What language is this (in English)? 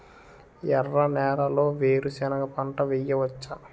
Telugu